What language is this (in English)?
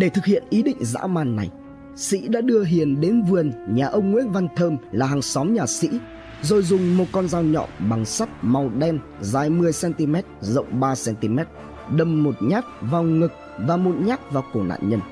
Vietnamese